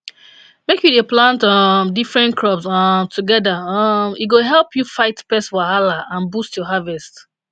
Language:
Nigerian Pidgin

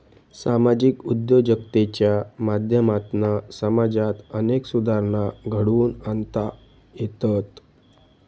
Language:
Marathi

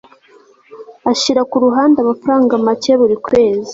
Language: Kinyarwanda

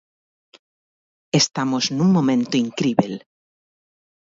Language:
Galician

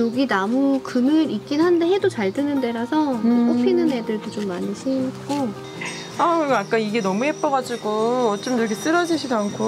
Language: Korean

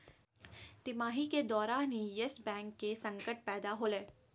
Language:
Magahi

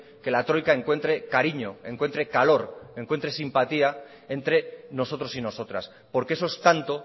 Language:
Spanish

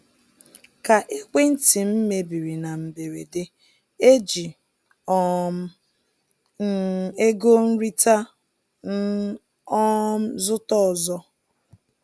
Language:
Igbo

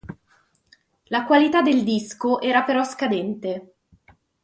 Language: Italian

